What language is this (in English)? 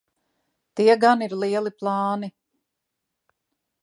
Latvian